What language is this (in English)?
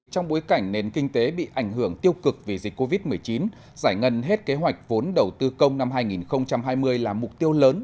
Vietnamese